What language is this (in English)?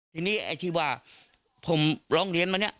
Thai